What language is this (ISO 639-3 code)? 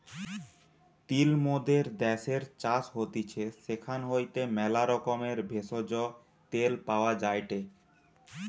ben